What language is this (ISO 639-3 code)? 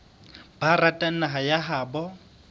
sot